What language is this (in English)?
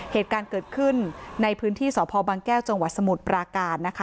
Thai